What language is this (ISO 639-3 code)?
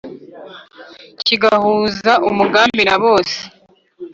kin